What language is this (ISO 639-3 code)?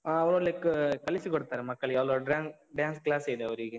kan